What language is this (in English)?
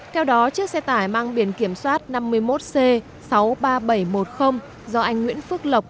Vietnamese